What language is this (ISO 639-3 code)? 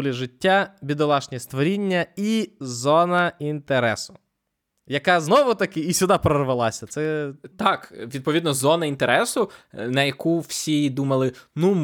ukr